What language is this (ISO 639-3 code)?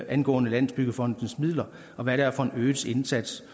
dan